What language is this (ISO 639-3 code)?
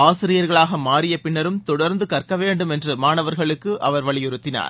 tam